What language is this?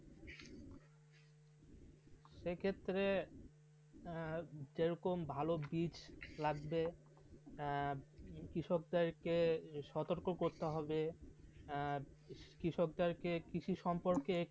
Bangla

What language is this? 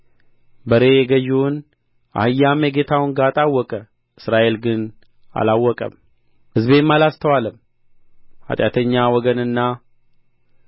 Amharic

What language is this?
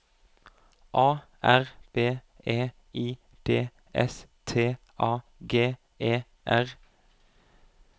Norwegian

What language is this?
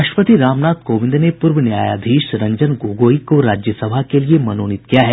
Hindi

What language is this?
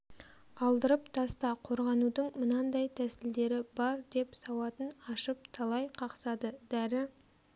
Kazakh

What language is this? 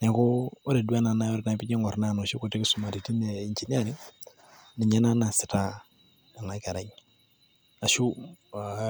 Masai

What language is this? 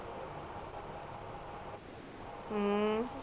Punjabi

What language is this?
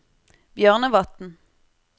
Norwegian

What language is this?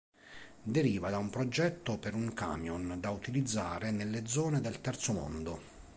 Italian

